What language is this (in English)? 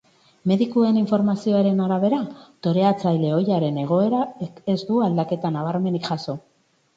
Basque